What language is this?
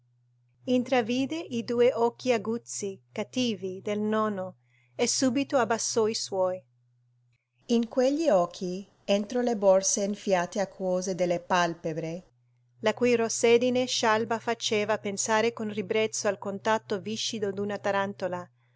Italian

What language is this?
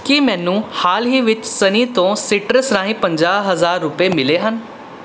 Punjabi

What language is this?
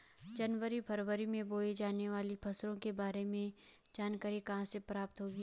Hindi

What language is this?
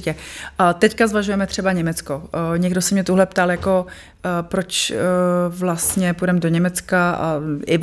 Czech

